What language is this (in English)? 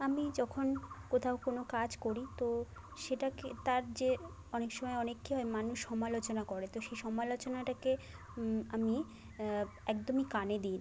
Bangla